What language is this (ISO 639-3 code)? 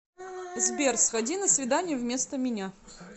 rus